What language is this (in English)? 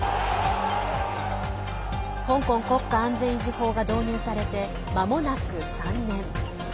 Japanese